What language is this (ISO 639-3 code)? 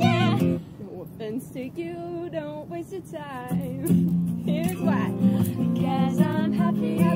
eng